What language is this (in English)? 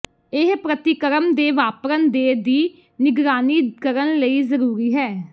Punjabi